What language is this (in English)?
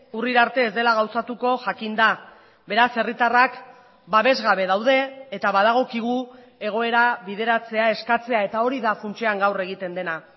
Basque